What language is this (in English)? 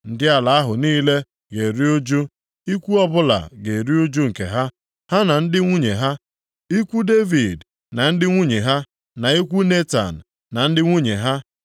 Igbo